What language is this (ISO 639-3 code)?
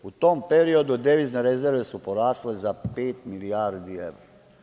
srp